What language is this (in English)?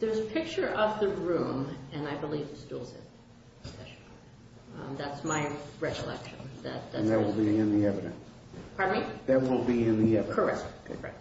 English